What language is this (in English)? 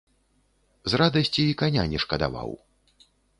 Belarusian